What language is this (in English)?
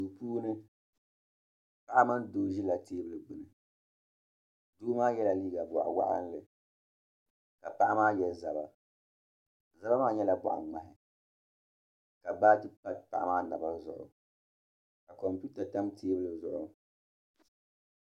Dagbani